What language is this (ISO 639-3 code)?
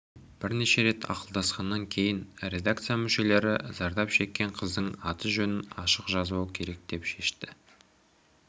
kaz